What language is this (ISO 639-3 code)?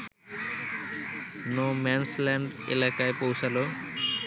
ben